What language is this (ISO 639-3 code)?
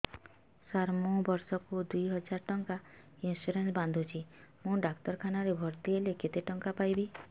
ori